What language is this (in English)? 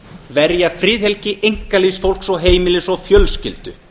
Icelandic